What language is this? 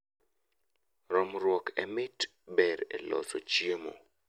Luo (Kenya and Tanzania)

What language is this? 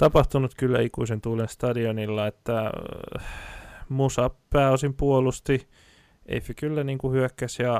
Finnish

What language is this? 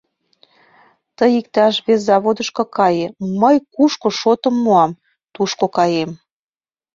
Mari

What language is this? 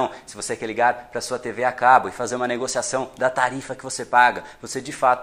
Portuguese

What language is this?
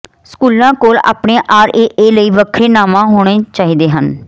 Punjabi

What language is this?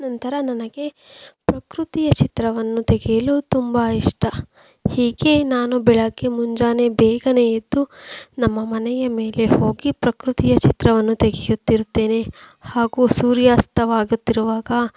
Kannada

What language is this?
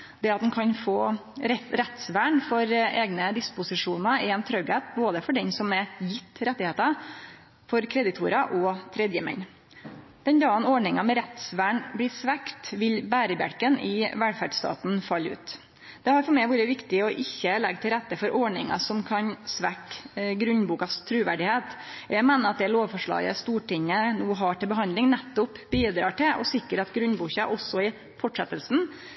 Norwegian Nynorsk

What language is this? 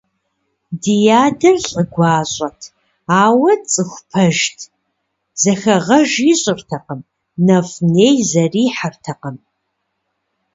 Kabardian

